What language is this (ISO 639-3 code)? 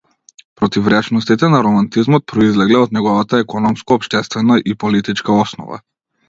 mkd